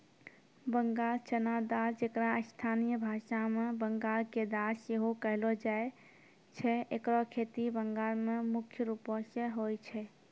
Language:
Maithili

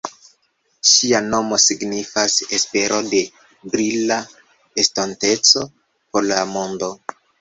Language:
Esperanto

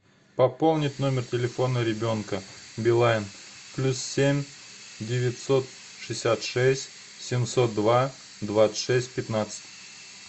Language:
Russian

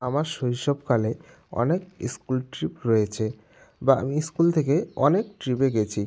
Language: Bangla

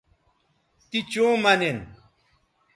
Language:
Bateri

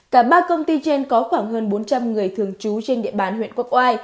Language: Vietnamese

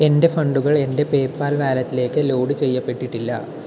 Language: Malayalam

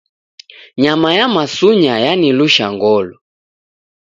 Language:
Taita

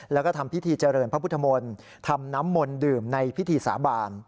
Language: Thai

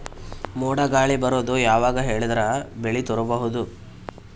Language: Kannada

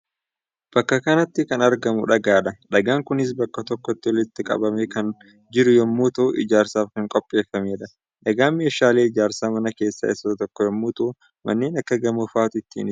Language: Oromo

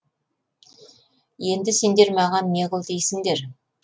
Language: Kazakh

